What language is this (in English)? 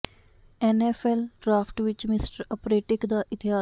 Punjabi